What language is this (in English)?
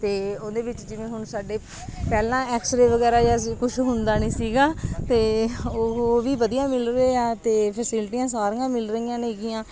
Punjabi